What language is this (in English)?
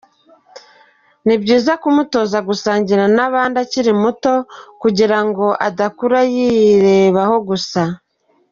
Kinyarwanda